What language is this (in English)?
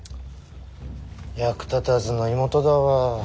Japanese